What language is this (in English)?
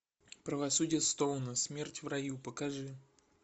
Russian